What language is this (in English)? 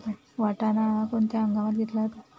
Marathi